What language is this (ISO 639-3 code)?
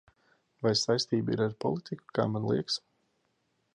lav